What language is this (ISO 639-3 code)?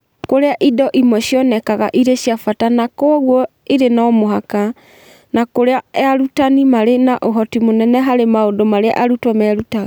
kik